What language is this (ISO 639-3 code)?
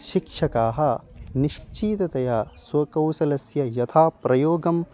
san